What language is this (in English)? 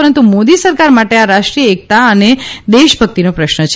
Gujarati